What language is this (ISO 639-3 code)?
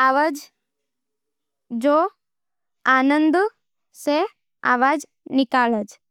noe